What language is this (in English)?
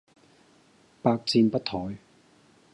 Cantonese